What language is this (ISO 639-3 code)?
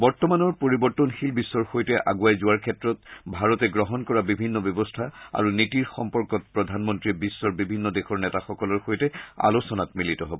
asm